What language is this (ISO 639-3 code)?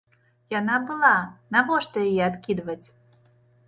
bel